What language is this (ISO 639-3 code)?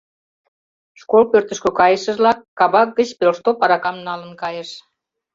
chm